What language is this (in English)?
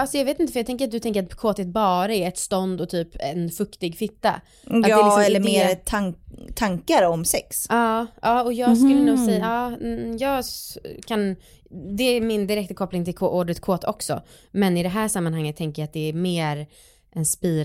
Swedish